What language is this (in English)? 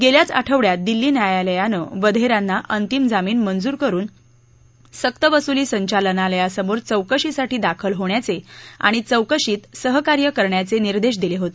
Marathi